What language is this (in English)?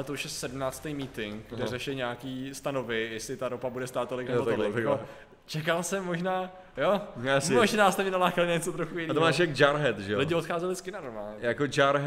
Czech